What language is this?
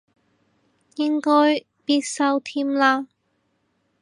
Cantonese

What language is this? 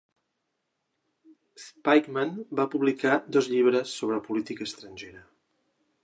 Catalan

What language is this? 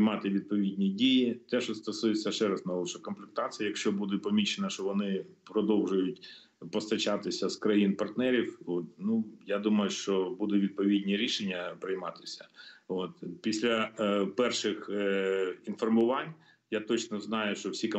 Ukrainian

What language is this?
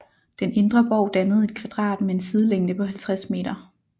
Danish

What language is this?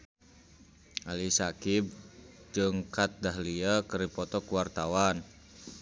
Sundanese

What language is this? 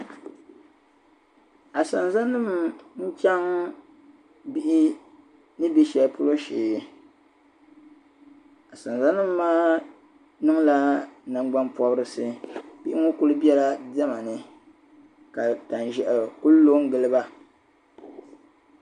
Dagbani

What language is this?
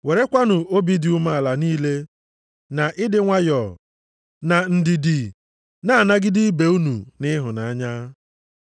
Igbo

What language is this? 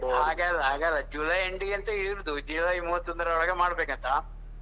Kannada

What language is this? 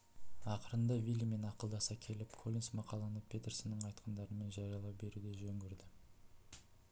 Kazakh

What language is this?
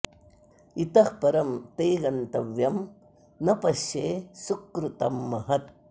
Sanskrit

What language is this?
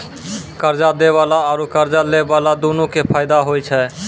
Maithili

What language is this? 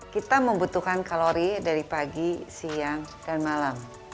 Indonesian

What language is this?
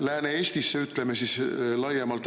Estonian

